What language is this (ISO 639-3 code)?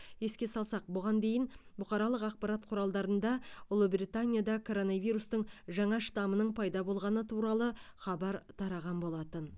kaz